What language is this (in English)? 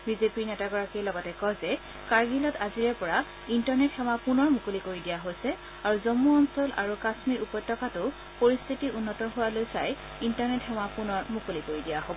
Assamese